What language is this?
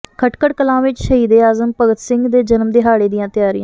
Punjabi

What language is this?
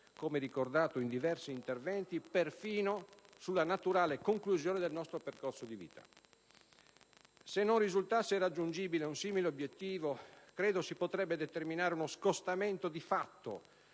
Italian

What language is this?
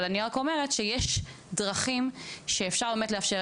Hebrew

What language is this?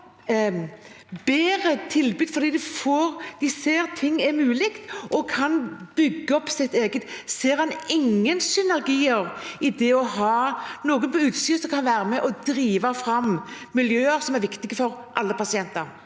Norwegian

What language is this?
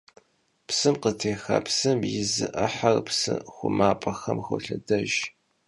Kabardian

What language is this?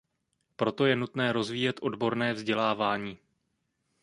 Czech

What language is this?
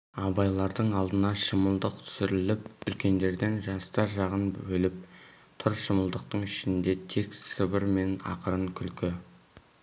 Kazakh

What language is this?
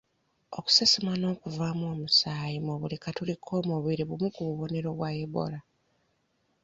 Ganda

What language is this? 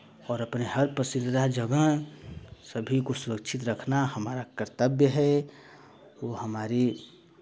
Hindi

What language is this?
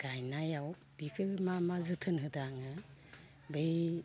Bodo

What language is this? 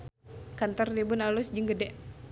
Sundanese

